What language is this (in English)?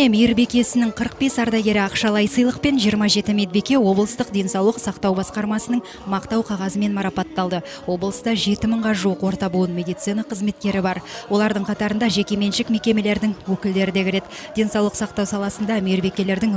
Russian